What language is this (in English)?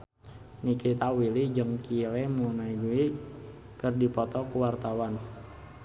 Sundanese